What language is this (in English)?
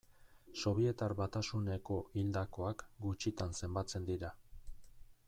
Basque